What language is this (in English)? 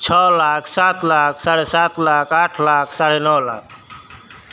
Maithili